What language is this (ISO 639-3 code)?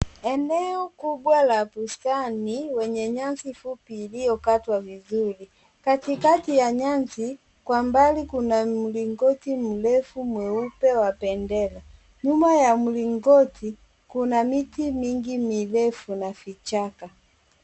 swa